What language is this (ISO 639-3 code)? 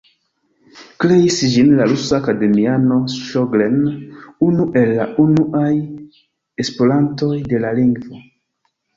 epo